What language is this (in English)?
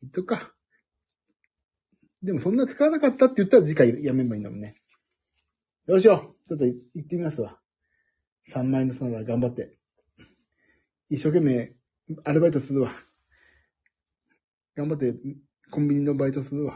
Japanese